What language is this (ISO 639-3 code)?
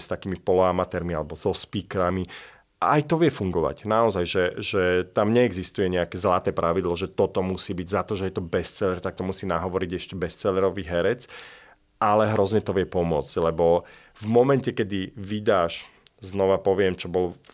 slk